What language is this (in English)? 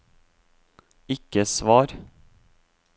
Norwegian